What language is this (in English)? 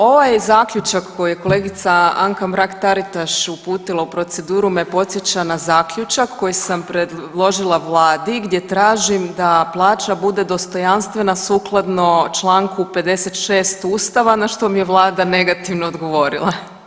Croatian